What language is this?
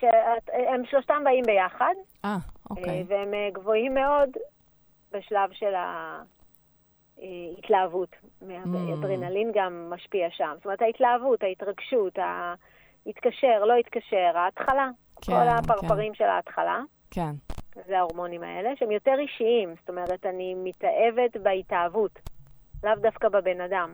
Hebrew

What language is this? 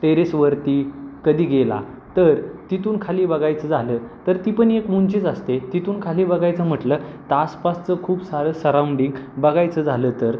Marathi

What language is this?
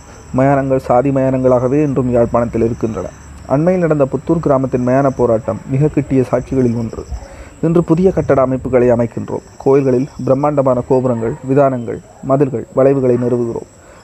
Tamil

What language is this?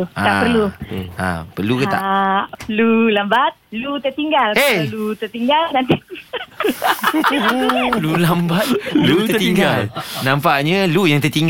Malay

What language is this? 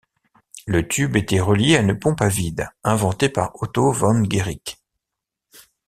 French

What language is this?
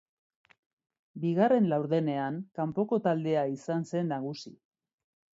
Basque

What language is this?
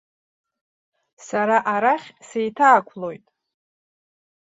Abkhazian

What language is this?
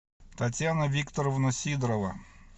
Russian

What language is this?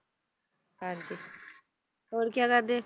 Punjabi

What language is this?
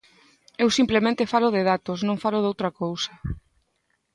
Galician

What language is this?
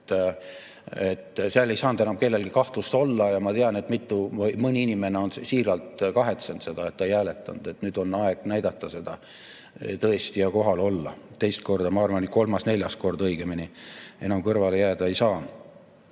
Estonian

